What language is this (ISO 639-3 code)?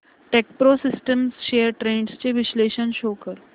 mar